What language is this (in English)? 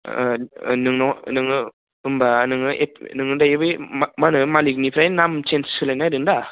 Bodo